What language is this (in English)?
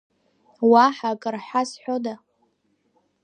Abkhazian